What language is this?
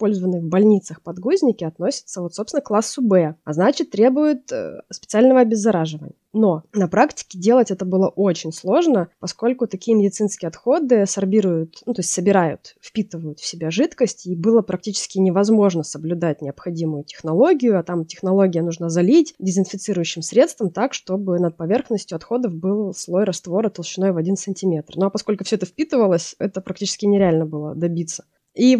Russian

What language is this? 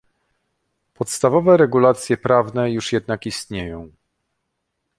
Polish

